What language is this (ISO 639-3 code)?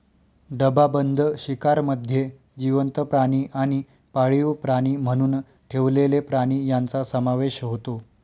mar